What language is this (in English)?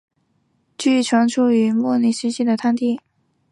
Chinese